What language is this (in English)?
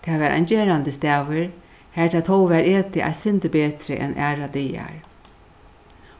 Faroese